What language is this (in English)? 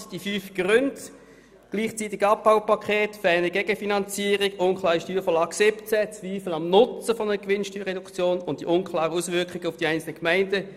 Swiss German